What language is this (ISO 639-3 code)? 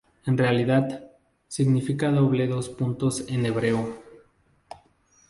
spa